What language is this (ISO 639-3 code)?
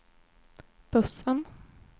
swe